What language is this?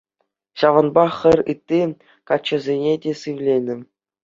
Chuvash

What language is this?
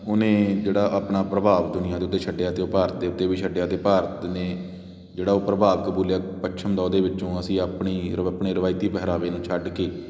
Punjabi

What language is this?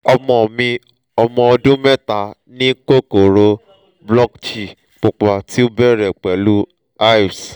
Yoruba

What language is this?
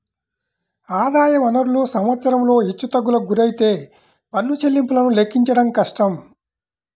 Telugu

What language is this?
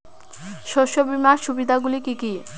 Bangla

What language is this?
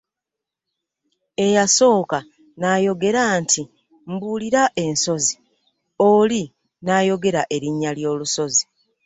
Ganda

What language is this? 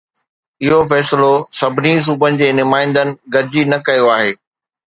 Sindhi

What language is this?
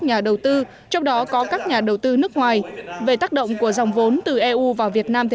Vietnamese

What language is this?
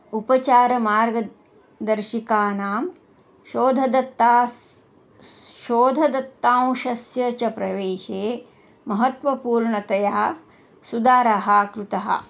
Sanskrit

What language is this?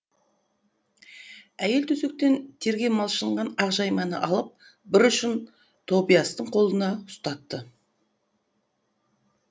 Kazakh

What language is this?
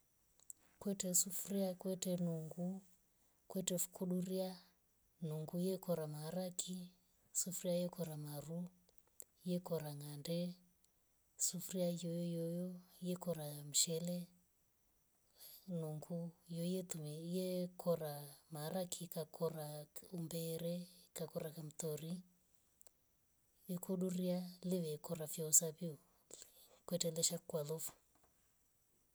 Rombo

